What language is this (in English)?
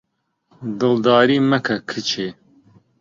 Central Kurdish